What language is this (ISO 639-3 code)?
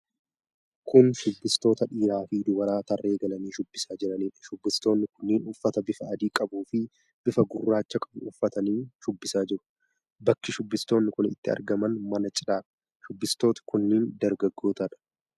orm